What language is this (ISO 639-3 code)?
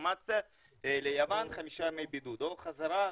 heb